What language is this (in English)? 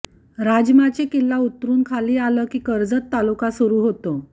Marathi